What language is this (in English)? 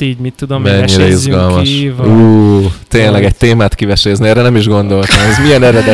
Hungarian